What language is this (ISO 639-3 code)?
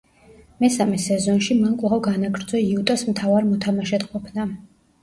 kat